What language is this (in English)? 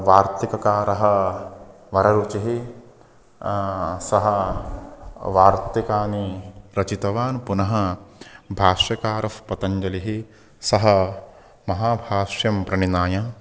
Sanskrit